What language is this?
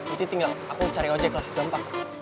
Indonesian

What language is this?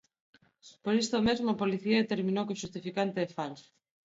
Galician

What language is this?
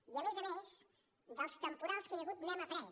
Catalan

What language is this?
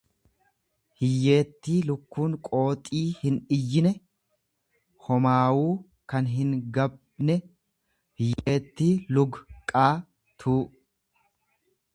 Oromo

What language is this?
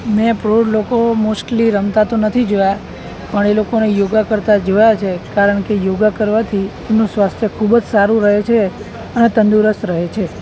Gujarati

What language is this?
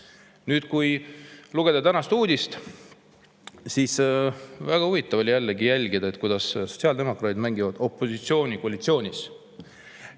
Estonian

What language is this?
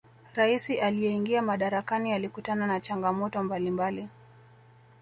Swahili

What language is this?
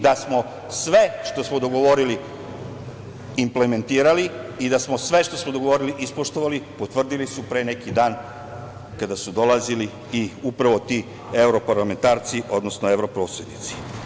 Serbian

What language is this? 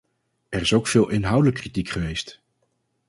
Dutch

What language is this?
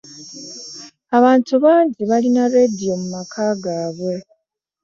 Ganda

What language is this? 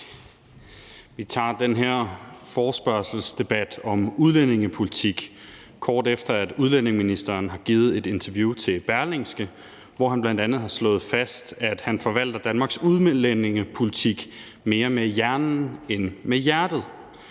Danish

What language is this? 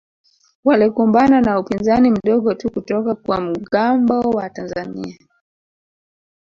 Swahili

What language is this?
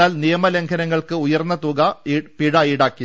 Malayalam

